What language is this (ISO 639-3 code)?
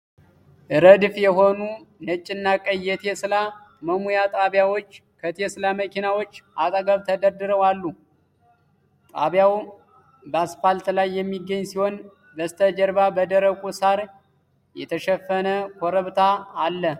amh